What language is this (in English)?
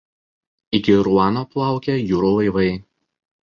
Lithuanian